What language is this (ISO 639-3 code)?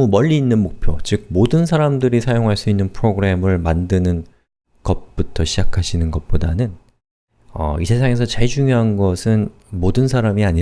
kor